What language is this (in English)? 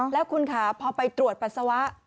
Thai